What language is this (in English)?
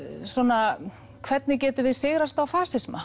Icelandic